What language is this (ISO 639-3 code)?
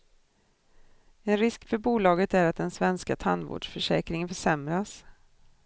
swe